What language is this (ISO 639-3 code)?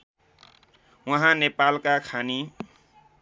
nep